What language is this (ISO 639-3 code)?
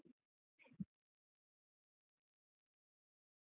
kan